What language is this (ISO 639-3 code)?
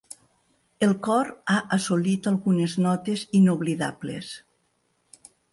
cat